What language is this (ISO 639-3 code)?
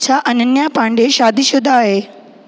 snd